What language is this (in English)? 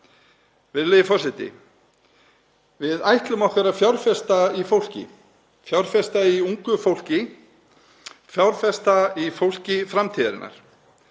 Icelandic